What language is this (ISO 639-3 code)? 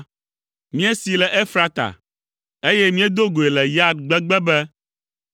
ewe